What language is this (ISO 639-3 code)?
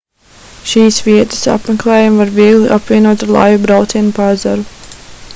lav